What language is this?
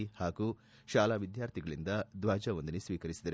Kannada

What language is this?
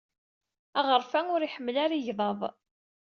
Kabyle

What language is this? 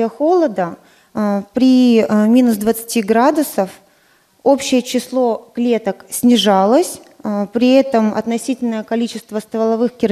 Russian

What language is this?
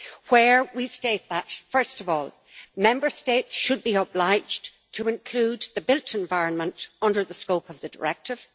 English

